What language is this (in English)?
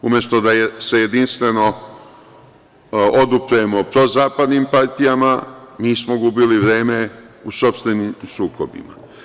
Serbian